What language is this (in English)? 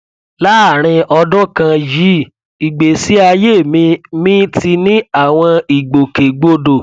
Yoruba